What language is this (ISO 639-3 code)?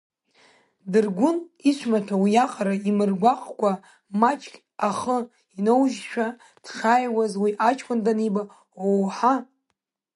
abk